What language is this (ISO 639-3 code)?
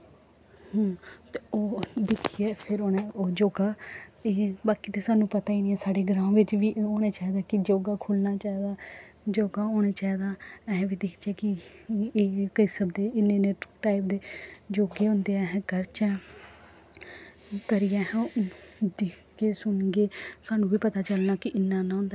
doi